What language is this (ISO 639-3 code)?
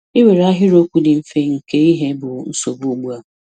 ibo